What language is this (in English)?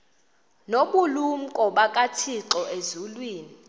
Xhosa